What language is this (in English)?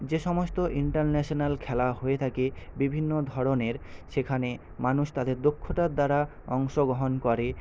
Bangla